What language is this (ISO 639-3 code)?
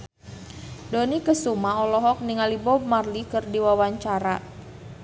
sun